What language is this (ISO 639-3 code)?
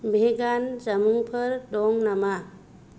brx